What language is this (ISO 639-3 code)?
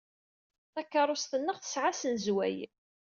kab